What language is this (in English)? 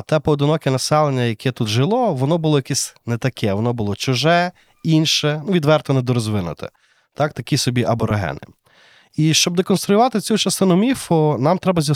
Ukrainian